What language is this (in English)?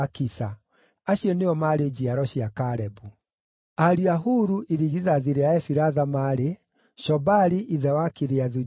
Kikuyu